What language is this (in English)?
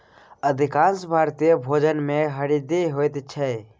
Maithili